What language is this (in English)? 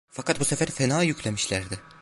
Turkish